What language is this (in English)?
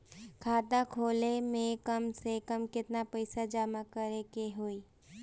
Bhojpuri